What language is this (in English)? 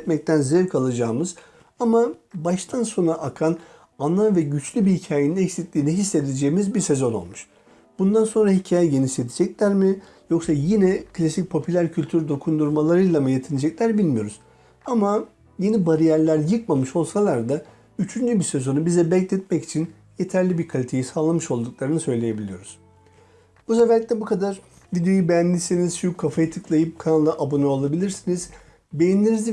Turkish